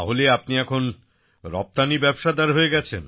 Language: Bangla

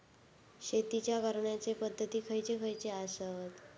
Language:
Marathi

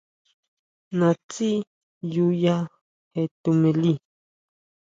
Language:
Huautla Mazatec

